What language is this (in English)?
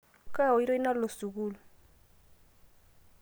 Masai